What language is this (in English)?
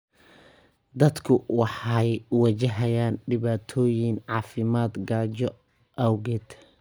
Somali